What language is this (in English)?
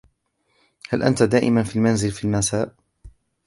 Arabic